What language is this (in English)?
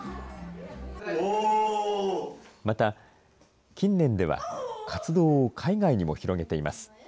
Japanese